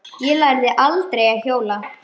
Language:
Icelandic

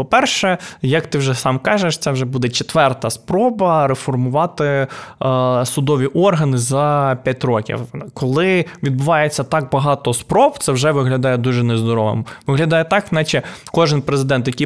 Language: Ukrainian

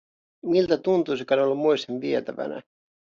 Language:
Finnish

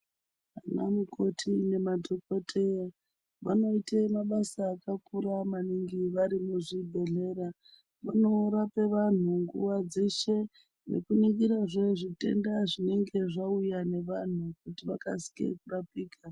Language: Ndau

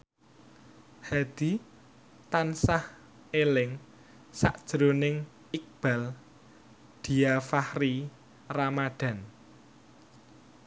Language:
Javanese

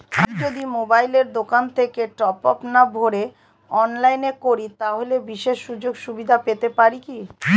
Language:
Bangla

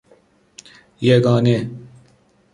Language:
Persian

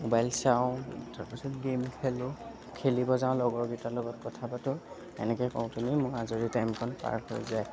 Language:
Assamese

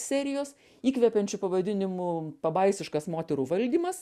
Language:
Lithuanian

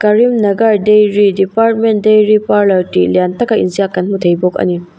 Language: Mizo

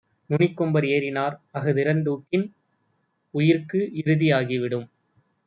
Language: Tamil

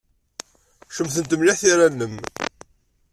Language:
Kabyle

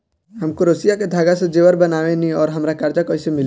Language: Bhojpuri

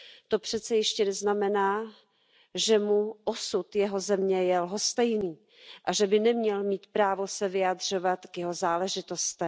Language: Czech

